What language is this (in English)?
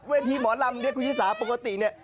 Thai